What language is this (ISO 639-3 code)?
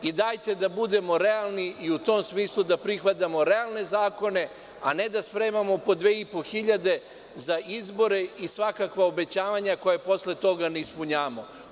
srp